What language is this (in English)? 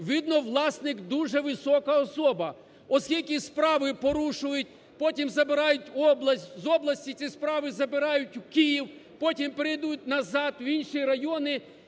Ukrainian